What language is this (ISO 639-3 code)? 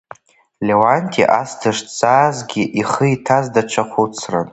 abk